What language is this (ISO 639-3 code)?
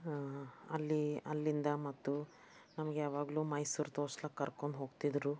kan